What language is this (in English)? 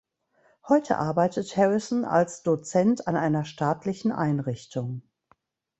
German